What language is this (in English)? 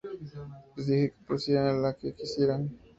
Spanish